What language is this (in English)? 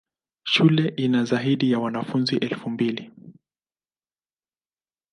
Swahili